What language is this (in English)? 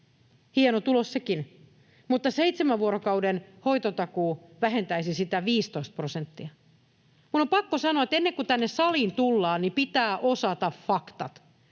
Finnish